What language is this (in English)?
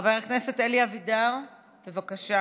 Hebrew